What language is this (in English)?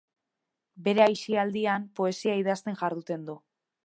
Basque